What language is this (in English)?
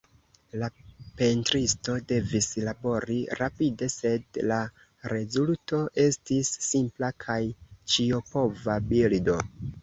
Esperanto